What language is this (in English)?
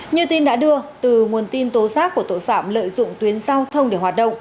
Vietnamese